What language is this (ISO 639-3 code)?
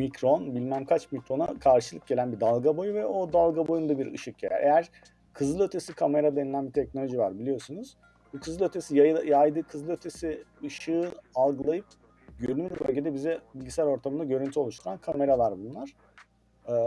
tur